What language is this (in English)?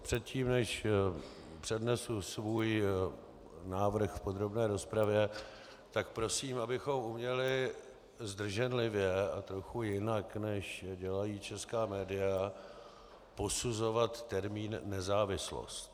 Czech